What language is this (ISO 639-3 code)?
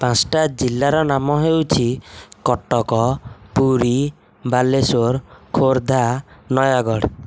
ori